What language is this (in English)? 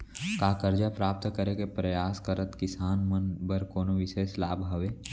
Chhattisgarhi